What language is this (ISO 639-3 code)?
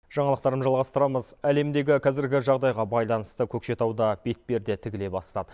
kaz